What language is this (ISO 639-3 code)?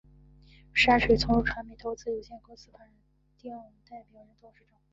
zho